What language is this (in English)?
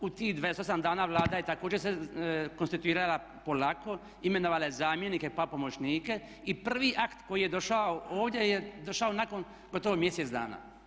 Croatian